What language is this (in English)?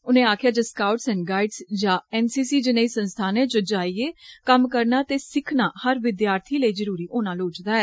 Dogri